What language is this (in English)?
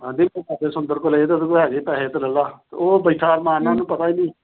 Punjabi